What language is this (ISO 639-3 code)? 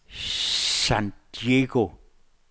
dan